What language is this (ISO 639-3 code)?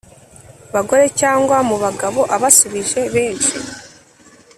kin